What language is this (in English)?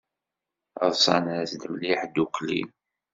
Kabyle